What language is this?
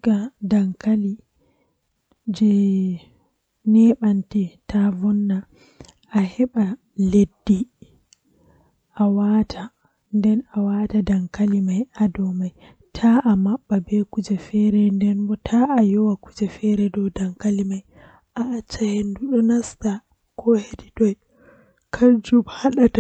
Western Niger Fulfulde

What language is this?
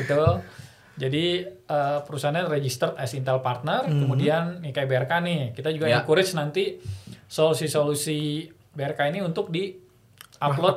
Indonesian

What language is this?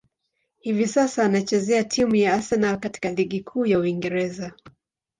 Swahili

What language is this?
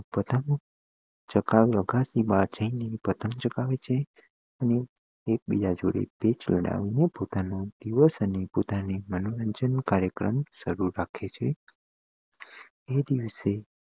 Gujarati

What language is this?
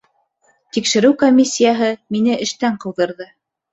Bashkir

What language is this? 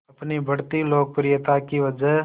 Hindi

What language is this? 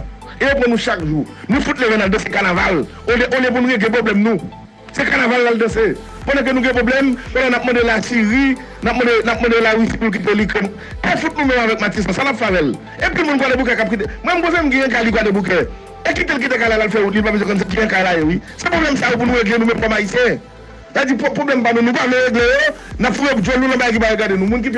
French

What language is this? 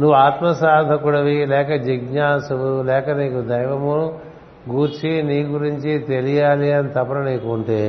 Telugu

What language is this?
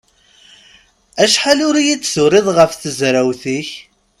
Kabyle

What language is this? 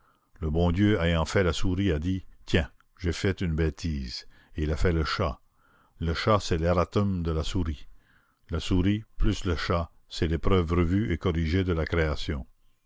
French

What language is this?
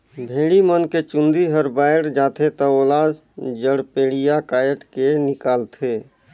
Chhattisgarhi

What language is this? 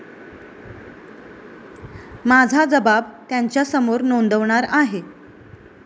Marathi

